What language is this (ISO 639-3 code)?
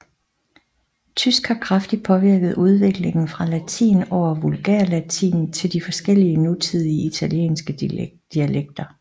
dan